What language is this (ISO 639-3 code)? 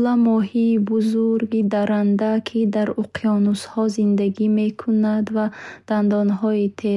bhh